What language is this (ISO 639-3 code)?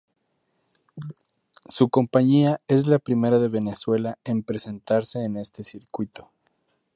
spa